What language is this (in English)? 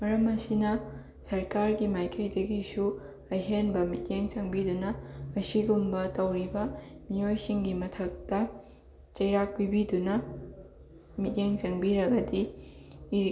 Manipuri